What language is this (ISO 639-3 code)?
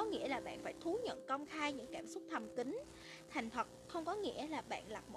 vie